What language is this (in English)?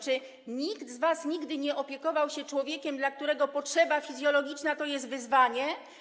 Polish